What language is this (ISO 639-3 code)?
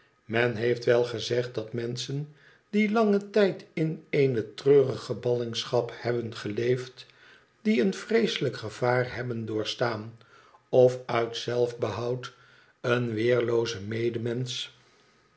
nld